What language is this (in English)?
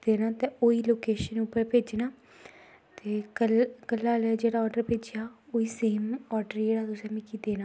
Dogri